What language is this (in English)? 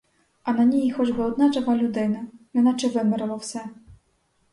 Ukrainian